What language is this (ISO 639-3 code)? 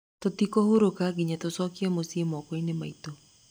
kik